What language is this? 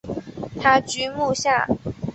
Chinese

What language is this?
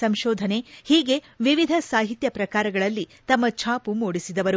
Kannada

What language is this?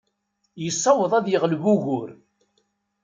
Kabyle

